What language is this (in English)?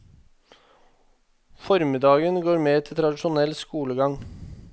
Norwegian